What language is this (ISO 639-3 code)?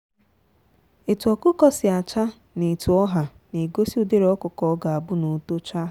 ibo